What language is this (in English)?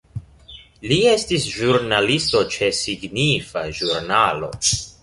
Esperanto